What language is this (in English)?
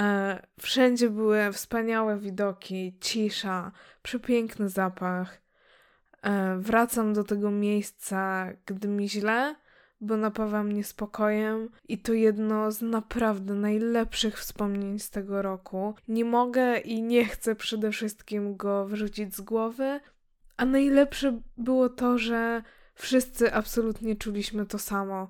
Polish